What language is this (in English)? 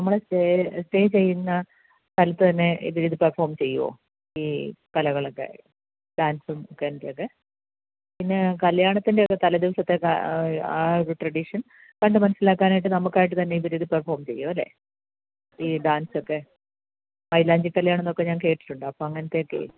Malayalam